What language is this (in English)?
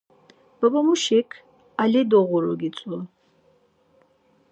Laz